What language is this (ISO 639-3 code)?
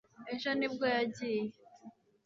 kin